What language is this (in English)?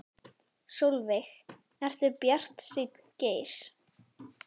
Icelandic